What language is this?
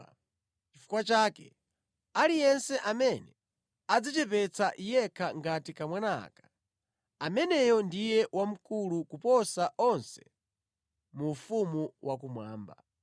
Nyanja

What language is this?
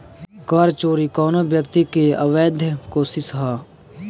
Bhojpuri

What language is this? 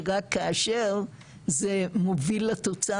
Hebrew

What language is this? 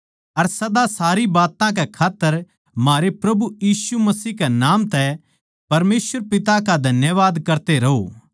Haryanvi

